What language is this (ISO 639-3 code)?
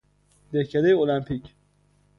fas